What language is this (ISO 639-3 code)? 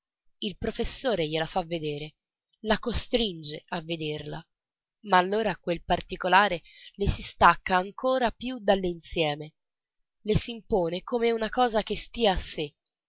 ita